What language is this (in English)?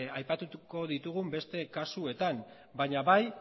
Basque